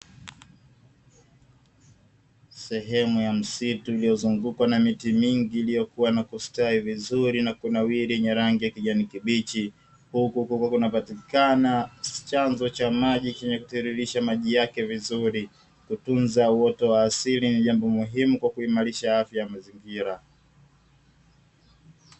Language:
Swahili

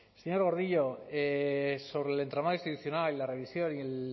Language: Spanish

